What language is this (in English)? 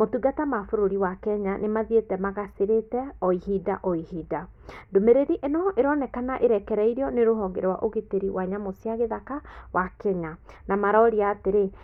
Kikuyu